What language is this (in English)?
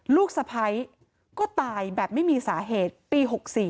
Thai